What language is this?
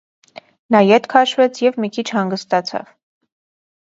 Armenian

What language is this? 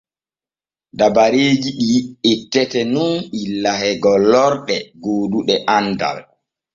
Borgu Fulfulde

